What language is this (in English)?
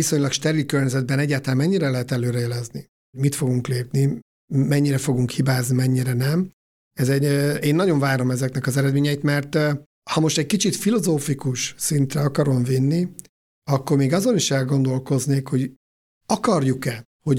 Hungarian